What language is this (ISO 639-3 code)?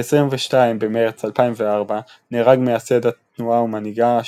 heb